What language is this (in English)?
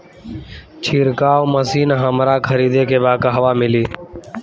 Bhojpuri